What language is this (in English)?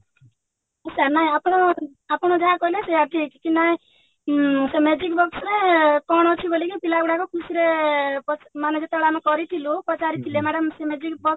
Odia